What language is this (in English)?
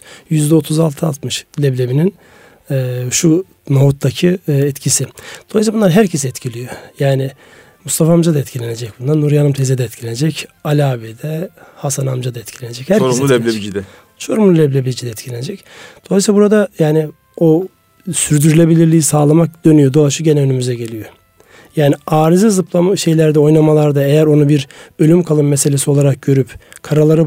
Turkish